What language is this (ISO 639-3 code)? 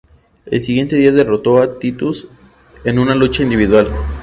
spa